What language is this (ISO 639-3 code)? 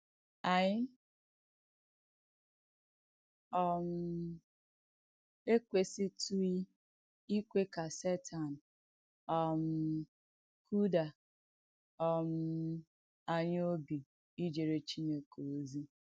ibo